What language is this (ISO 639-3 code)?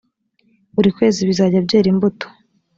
kin